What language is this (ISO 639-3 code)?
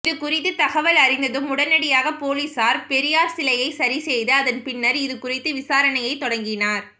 tam